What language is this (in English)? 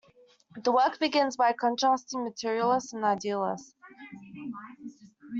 English